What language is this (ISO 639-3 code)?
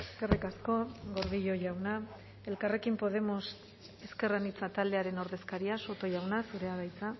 eus